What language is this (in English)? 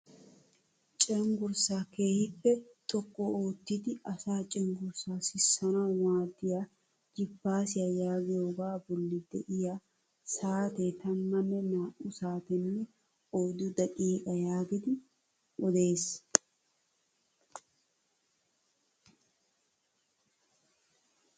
Wolaytta